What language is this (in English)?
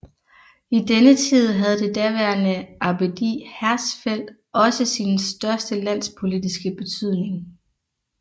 Danish